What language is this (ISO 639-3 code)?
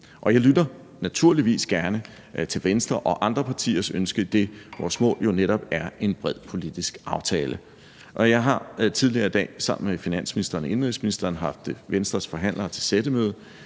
dan